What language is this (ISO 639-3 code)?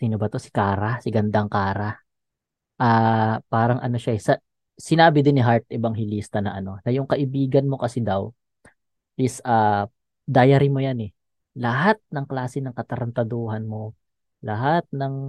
fil